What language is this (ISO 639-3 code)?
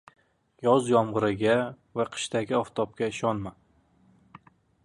uzb